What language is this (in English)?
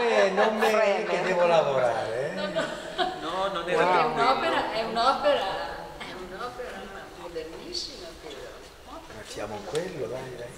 Italian